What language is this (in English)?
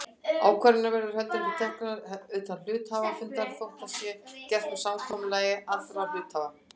Icelandic